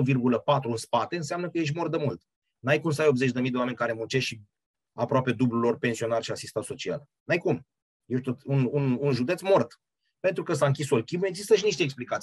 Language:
Romanian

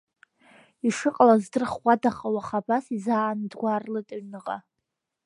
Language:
Abkhazian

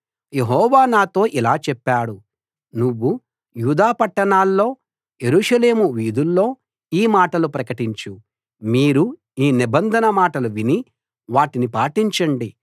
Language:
Telugu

